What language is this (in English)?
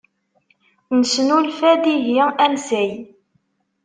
Kabyle